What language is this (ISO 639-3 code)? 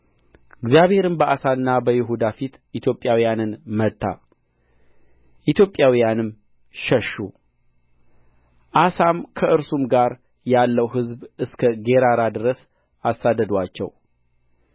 amh